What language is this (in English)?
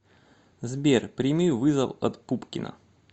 Russian